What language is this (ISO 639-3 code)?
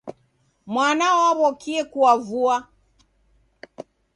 dav